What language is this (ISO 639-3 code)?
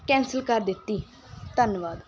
pan